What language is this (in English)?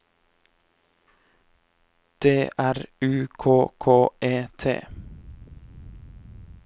Norwegian